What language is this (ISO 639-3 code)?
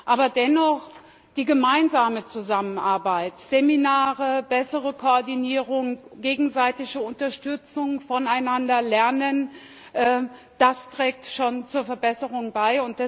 deu